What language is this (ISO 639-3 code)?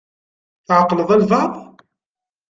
kab